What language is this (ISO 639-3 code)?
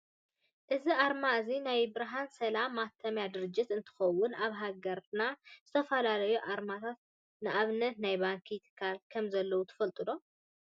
tir